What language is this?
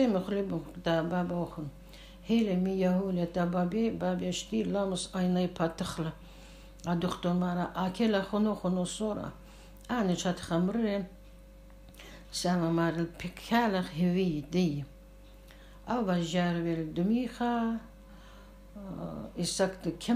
Arabic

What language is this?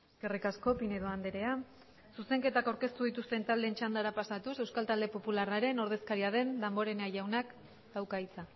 Basque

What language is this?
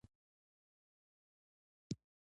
Pashto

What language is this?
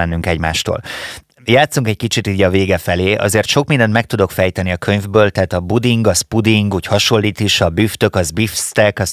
Hungarian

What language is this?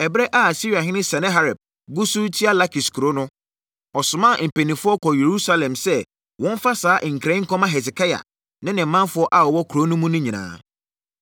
Akan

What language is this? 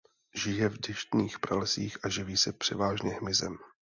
Czech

